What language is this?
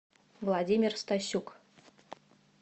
Russian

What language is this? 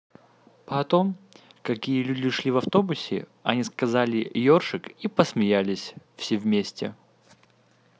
Russian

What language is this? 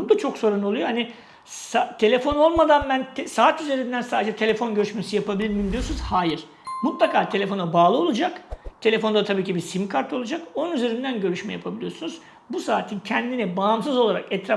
Turkish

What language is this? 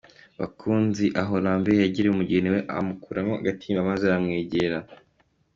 Kinyarwanda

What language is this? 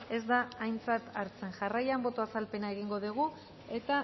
Basque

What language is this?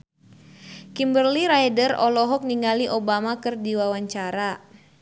Sundanese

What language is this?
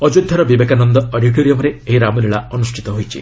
Odia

